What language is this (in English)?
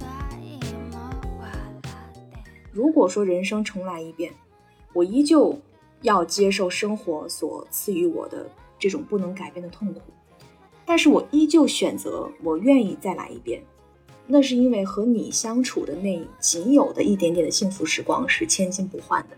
Chinese